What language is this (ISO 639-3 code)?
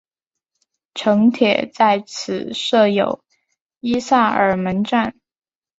zho